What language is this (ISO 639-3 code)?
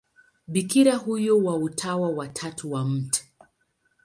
swa